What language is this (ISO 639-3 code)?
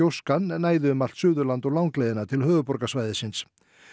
isl